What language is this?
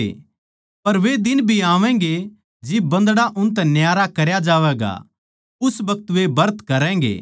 Haryanvi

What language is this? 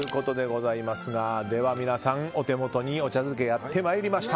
Japanese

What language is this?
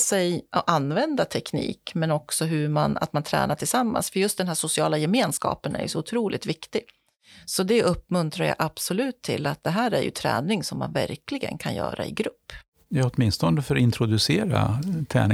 Swedish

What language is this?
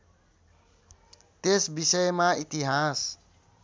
Nepali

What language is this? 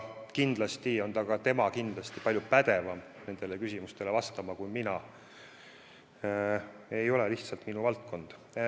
Estonian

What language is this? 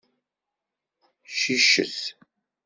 Kabyle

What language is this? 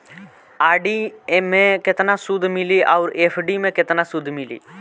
Bhojpuri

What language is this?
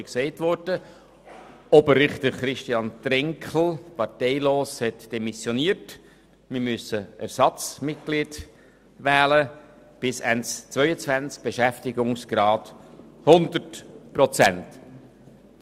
Swiss German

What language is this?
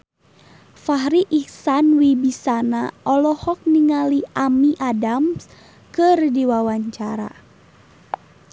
Sundanese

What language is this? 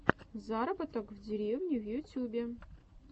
Russian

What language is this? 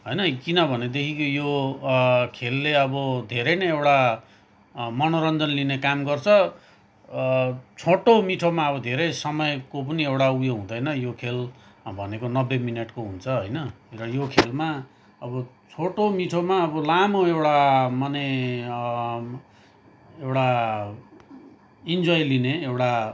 Nepali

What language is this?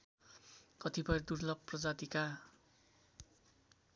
Nepali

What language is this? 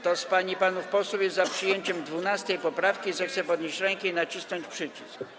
Polish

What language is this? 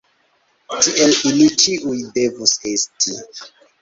Esperanto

